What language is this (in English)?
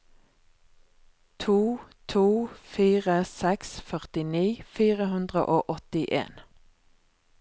Norwegian